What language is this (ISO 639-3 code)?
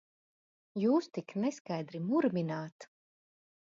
lav